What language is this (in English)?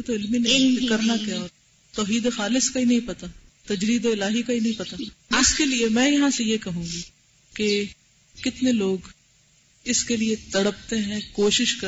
Urdu